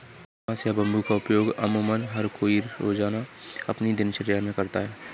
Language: Hindi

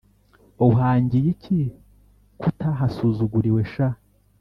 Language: Kinyarwanda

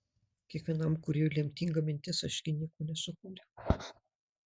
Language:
Lithuanian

